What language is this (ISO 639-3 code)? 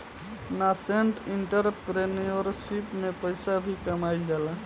bho